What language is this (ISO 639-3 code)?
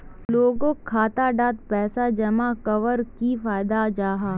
mag